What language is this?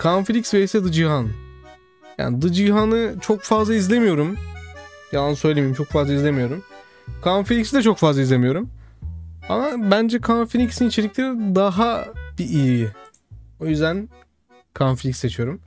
Turkish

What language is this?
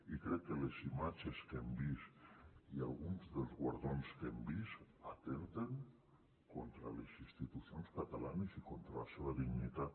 Catalan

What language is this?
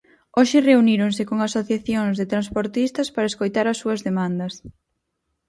Galician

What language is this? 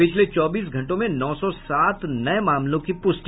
Hindi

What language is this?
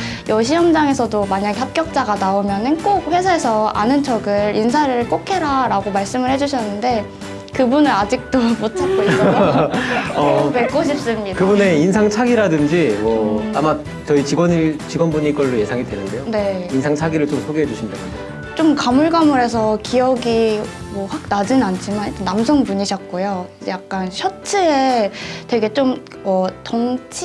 Korean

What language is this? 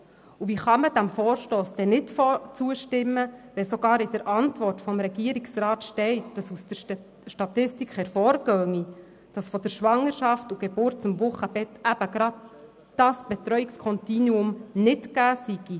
Swiss German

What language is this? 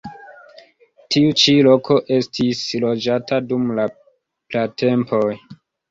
Esperanto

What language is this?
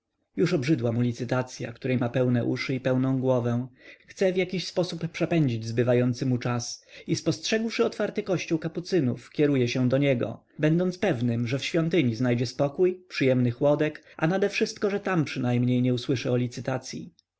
Polish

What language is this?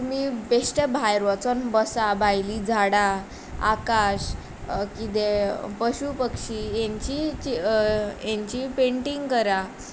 Konkani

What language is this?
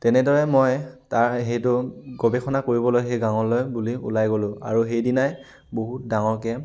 Assamese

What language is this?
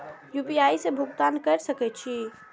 Maithili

